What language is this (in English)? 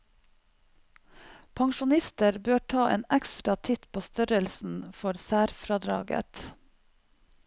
Norwegian